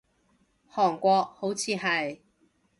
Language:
Cantonese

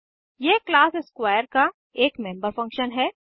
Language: Hindi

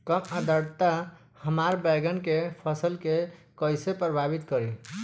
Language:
Bhojpuri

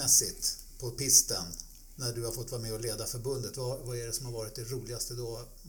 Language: Swedish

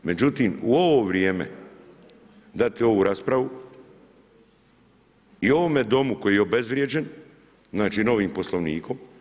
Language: Croatian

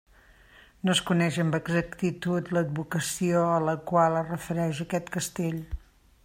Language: Catalan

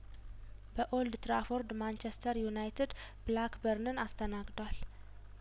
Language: Amharic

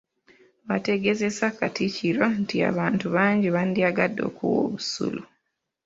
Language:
Ganda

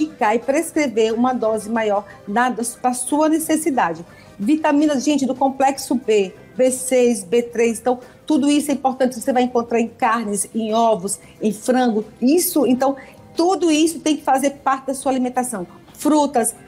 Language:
Portuguese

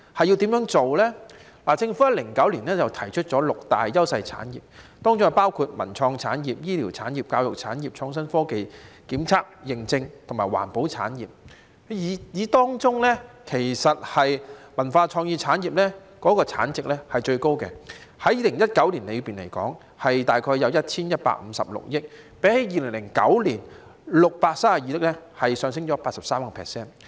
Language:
Cantonese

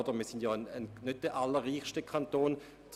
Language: Swiss German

